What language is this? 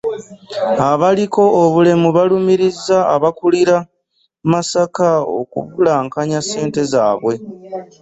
Ganda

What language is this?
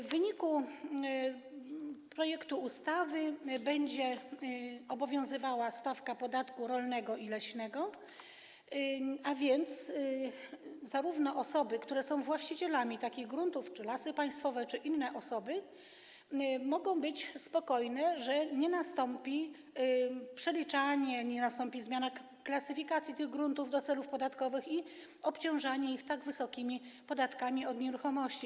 Polish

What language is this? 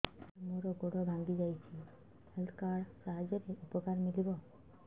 Odia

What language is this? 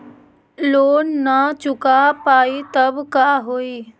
Magahi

